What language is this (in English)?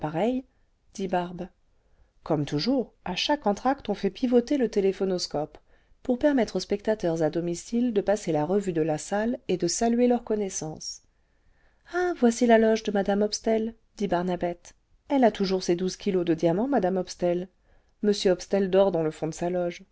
French